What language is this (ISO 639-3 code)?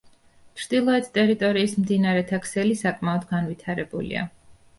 kat